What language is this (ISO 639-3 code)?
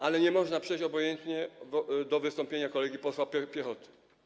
pol